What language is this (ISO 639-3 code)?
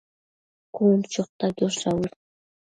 mcf